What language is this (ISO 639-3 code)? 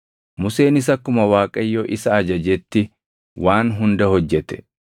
orm